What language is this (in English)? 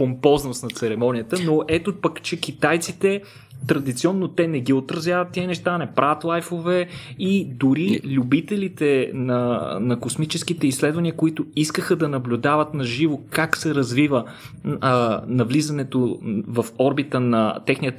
Bulgarian